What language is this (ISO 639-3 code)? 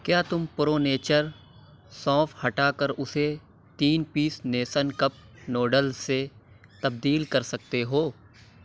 urd